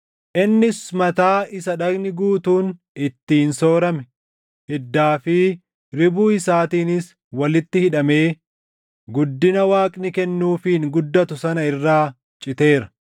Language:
Oromo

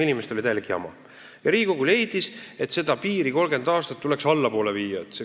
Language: Estonian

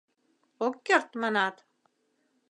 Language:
Mari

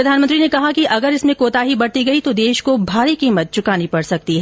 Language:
Hindi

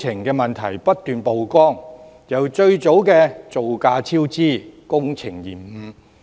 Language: Cantonese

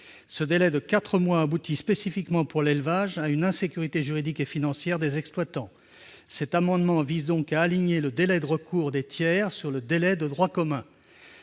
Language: French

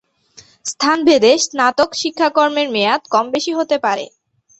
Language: Bangla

